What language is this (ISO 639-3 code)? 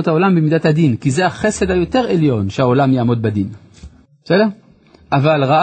heb